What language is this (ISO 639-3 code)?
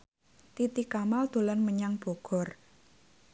jav